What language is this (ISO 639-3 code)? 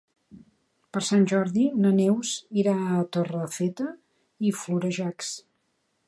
cat